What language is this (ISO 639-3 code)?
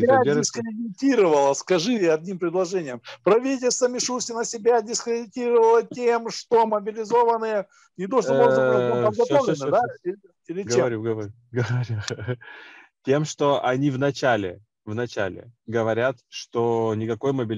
rus